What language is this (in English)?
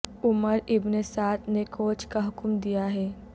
Urdu